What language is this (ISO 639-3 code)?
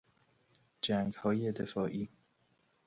fas